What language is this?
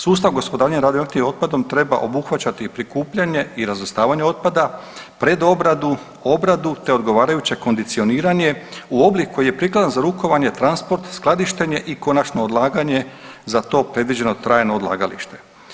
Croatian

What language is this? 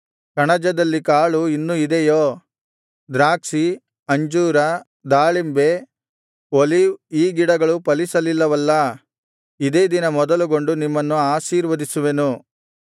Kannada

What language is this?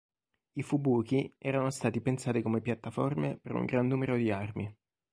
Italian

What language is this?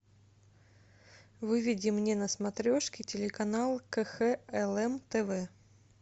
Russian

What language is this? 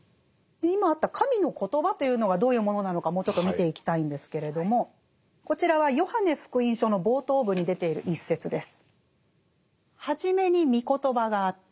Japanese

